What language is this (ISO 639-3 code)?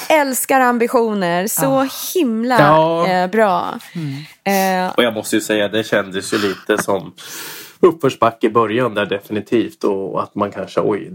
swe